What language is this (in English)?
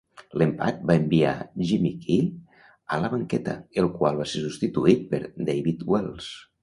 Catalan